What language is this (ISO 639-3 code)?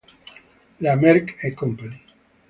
ita